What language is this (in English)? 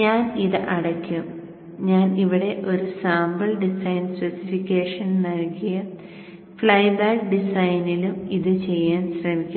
Malayalam